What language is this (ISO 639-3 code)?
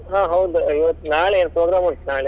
kan